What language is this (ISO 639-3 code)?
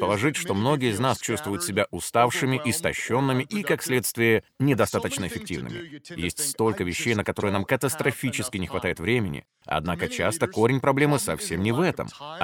rus